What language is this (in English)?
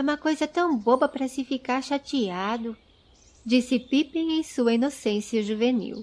Portuguese